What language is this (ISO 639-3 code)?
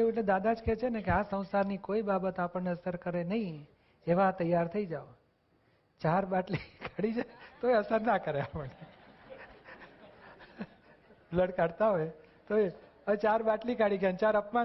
guj